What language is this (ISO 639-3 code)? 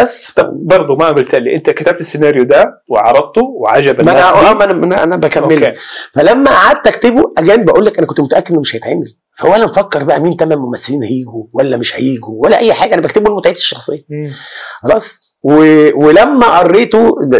ara